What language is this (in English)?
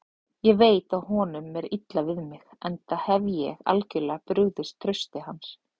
Icelandic